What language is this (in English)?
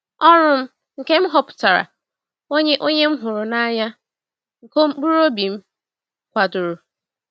Igbo